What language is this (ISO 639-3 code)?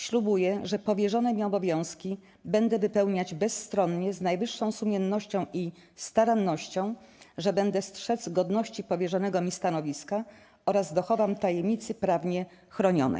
pol